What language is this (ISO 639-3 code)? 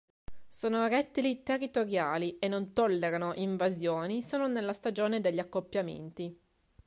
ita